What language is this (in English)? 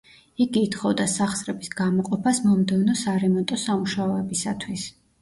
Georgian